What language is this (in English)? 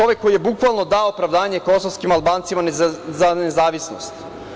Serbian